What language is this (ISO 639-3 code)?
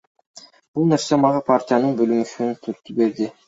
kir